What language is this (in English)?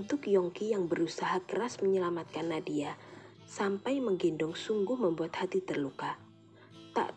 Indonesian